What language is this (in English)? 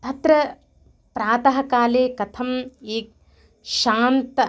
Sanskrit